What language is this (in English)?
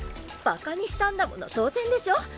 Japanese